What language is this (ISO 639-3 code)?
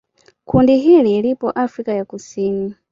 swa